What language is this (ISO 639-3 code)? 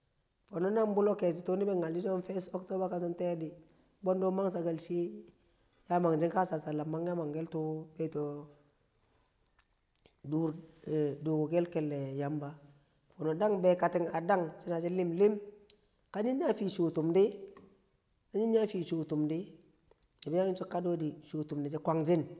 kcq